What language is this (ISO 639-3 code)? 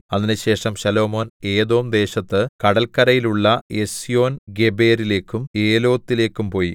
mal